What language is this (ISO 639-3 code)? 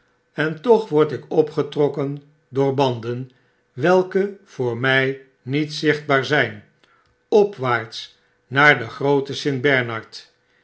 nld